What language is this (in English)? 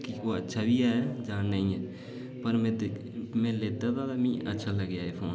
Dogri